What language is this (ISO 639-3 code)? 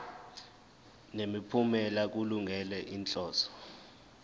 zul